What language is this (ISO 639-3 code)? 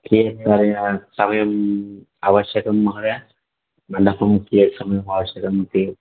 san